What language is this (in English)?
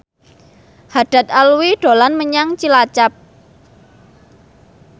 Javanese